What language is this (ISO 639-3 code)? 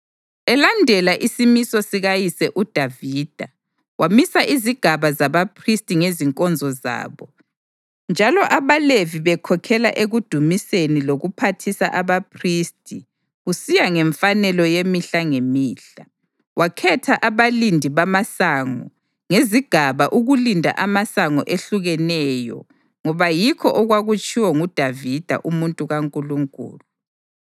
nde